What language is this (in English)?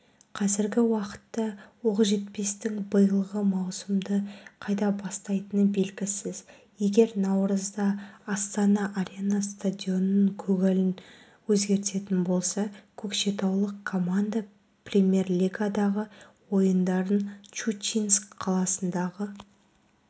Kazakh